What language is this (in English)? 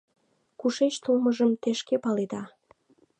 Mari